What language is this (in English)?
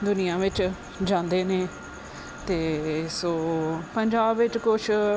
Punjabi